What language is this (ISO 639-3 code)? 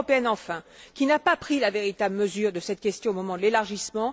fra